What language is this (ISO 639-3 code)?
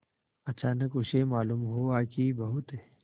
hin